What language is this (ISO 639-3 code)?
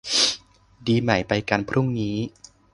tha